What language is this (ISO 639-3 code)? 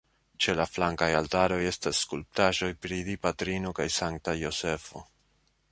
epo